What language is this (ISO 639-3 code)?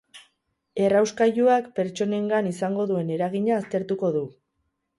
eus